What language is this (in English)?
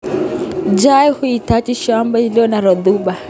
Kalenjin